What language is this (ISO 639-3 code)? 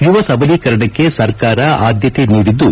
kan